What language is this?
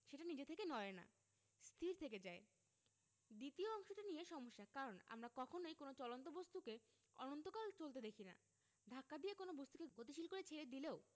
Bangla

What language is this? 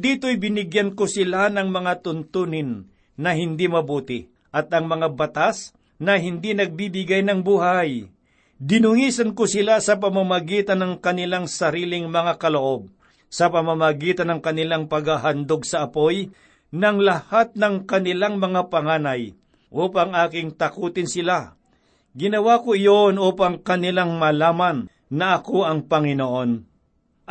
Filipino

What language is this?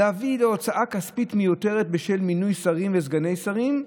Hebrew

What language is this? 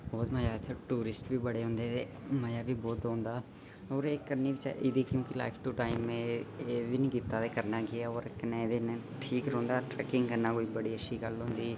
Dogri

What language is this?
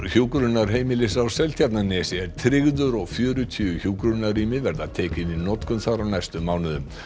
Icelandic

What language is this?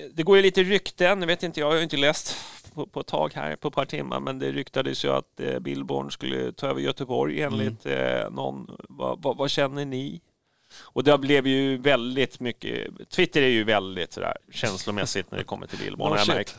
Swedish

